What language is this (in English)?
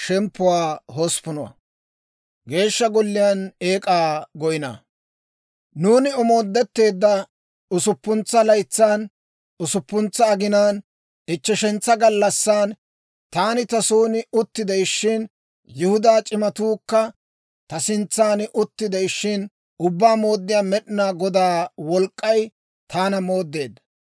Dawro